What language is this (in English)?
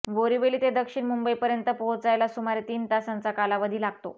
Marathi